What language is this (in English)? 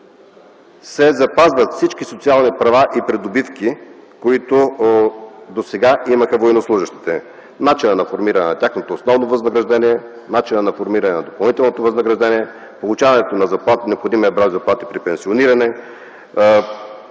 Bulgarian